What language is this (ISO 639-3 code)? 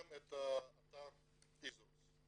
heb